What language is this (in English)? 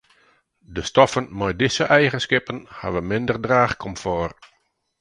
Western Frisian